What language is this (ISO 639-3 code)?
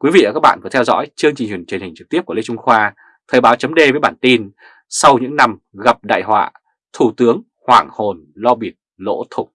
vie